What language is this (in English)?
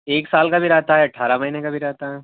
Urdu